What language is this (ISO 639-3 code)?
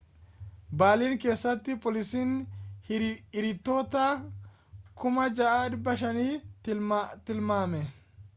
orm